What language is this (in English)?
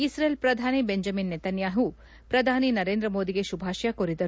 Kannada